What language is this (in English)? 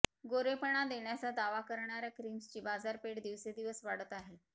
Marathi